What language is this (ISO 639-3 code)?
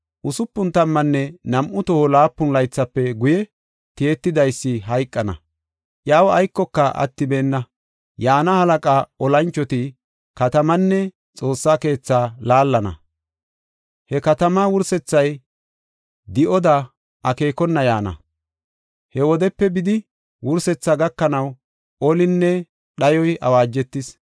gof